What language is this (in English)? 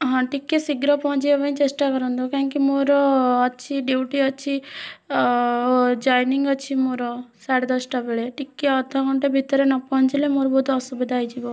Odia